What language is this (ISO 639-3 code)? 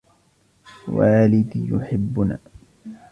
ara